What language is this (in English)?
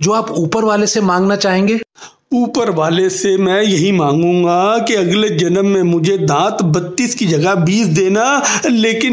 Hindi